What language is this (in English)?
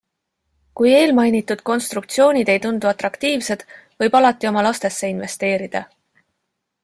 Estonian